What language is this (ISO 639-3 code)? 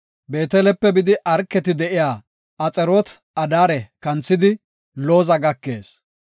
gof